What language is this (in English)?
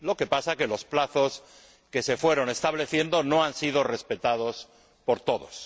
Spanish